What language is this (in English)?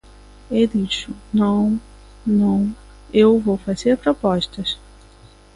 Galician